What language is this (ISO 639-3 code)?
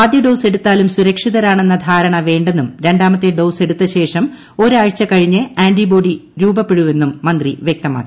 mal